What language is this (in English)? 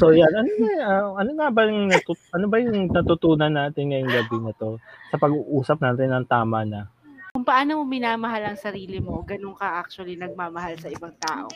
Filipino